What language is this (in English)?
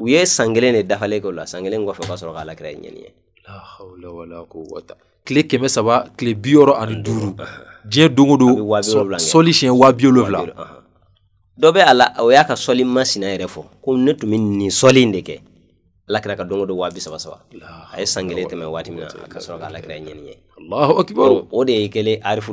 Arabic